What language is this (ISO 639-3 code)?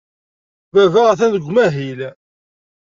kab